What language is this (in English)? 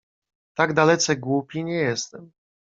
Polish